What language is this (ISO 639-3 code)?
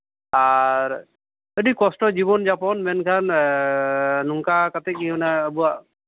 sat